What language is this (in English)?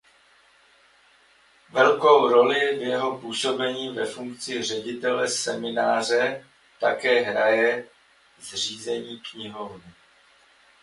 Czech